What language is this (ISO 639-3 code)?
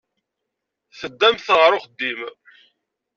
kab